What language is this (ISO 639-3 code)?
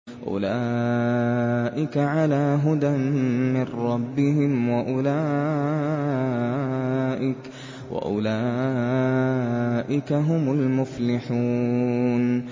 ara